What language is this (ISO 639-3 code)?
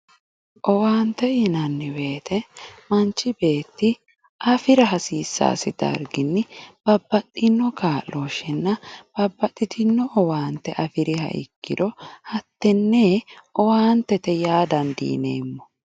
sid